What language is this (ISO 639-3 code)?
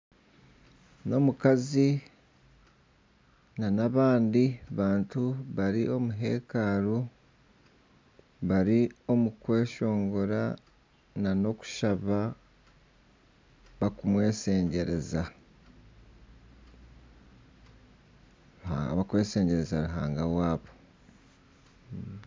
nyn